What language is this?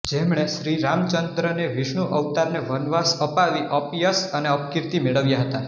Gujarati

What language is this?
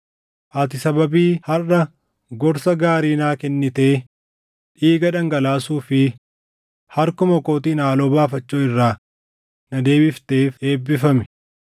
Oromo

